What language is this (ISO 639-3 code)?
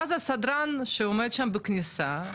heb